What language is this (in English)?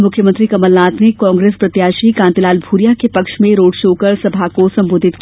Hindi